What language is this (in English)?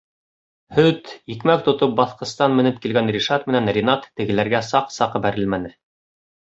Bashkir